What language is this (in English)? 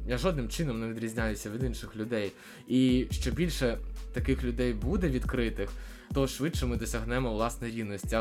Ukrainian